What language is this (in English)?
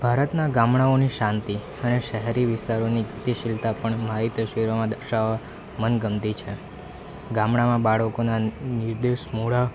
Gujarati